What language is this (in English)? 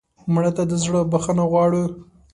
Pashto